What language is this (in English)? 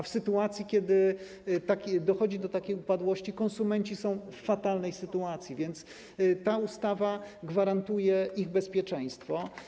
Polish